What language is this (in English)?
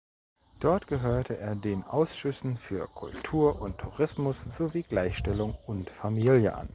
German